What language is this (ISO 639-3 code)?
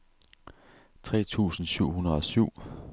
dan